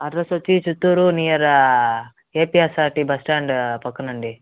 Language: Telugu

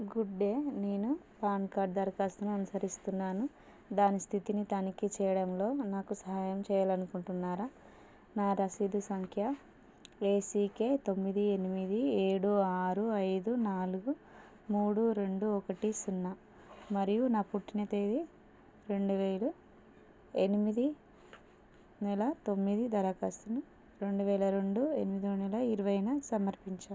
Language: Telugu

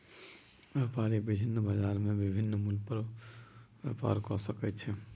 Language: Maithili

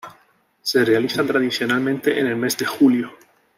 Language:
Spanish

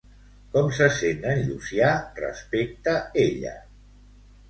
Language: Catalan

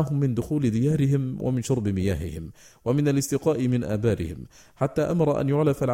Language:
Arabic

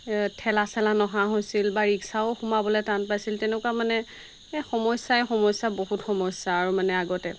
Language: Assamese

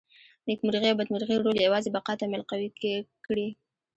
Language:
Pashto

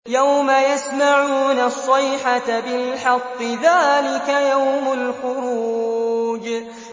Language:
Arabic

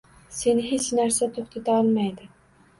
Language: Uzbek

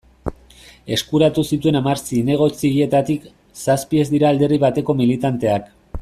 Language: Basque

